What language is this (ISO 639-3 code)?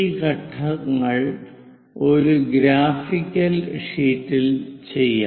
mal